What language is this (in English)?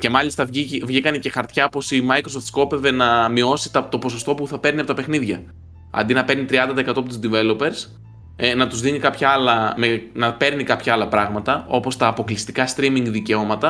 Greek